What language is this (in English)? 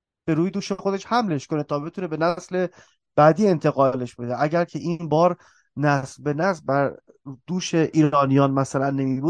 Persian